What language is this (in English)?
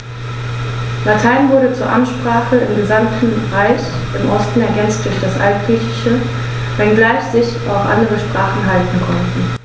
German